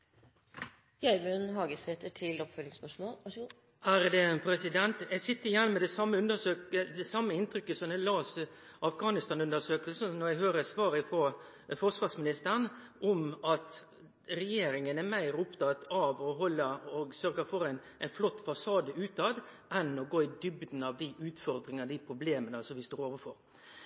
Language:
Norwegian Nynorsk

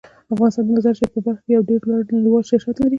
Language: Pashto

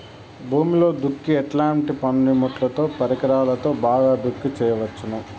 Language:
Telugu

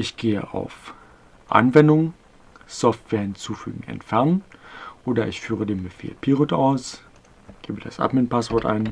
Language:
German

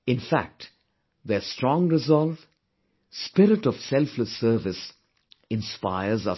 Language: English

